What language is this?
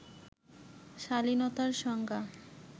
Bangla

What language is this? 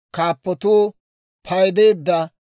Dawro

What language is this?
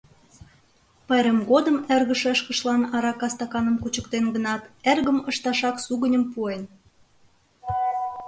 Mari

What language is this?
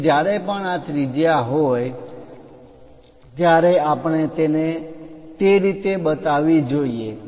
Gujarati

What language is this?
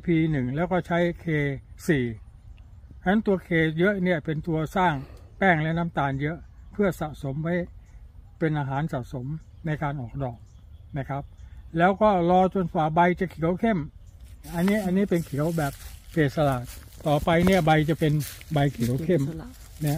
Thai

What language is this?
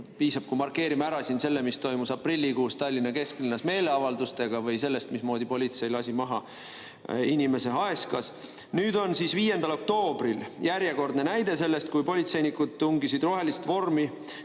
Estonian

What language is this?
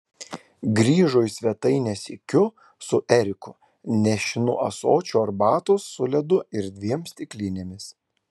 Lithuanian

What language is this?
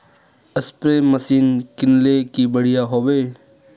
Magahi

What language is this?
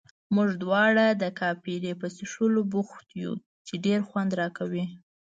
Pashto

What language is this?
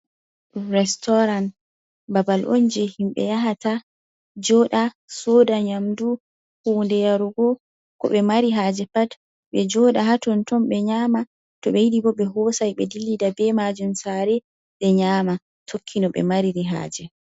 Fula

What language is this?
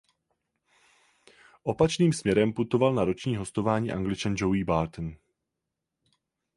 Czech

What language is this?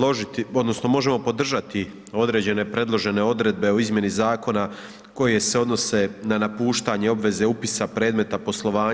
Croatian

